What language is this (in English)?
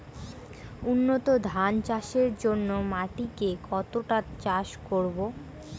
Bangla